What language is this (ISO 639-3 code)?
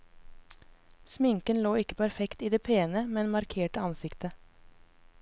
nor